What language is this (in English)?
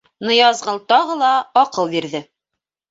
Bashkir